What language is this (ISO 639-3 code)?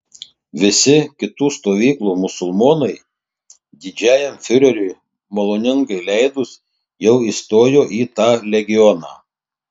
lit